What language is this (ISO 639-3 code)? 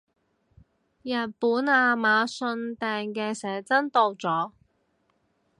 yue